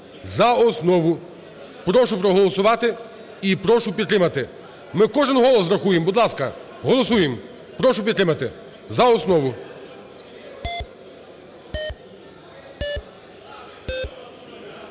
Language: Ukrainian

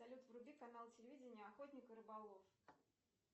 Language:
Russian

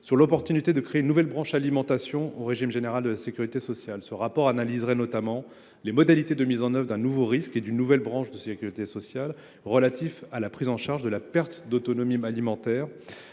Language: French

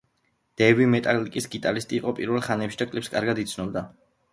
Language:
Georgian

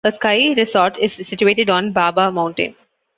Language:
English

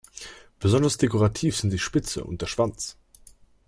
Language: German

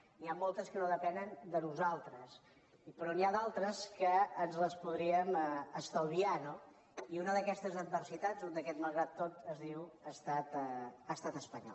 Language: Catalan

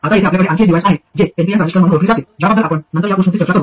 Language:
Marathi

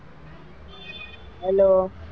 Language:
Gujarati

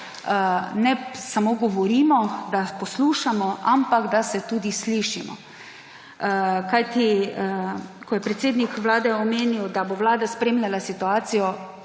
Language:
Slovenian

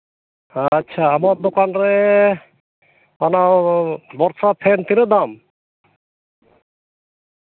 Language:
Santali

